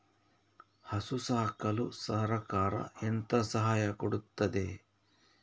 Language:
Kannada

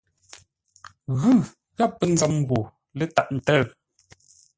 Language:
Ngombale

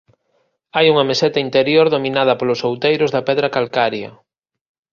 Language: Galician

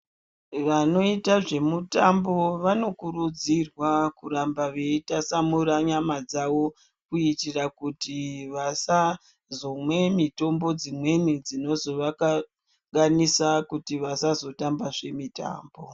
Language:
Ndau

